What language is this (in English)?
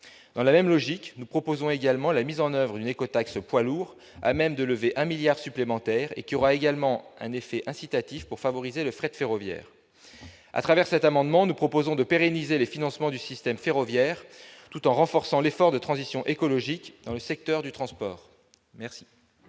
French